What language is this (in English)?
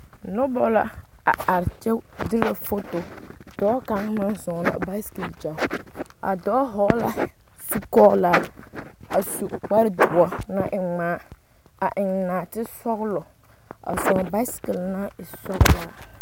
Southern Dagaare